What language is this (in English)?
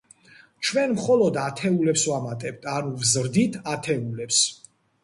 Georgian